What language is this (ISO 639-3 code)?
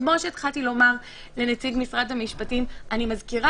heb